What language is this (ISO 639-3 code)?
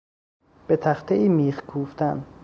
fas